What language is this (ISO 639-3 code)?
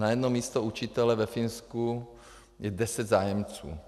ces